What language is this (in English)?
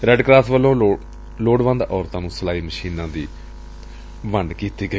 Punjabi